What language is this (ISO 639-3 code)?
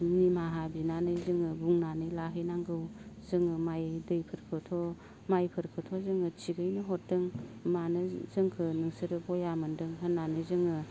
brx